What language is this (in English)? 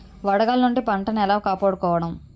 Telugu